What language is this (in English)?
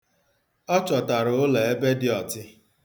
Igbo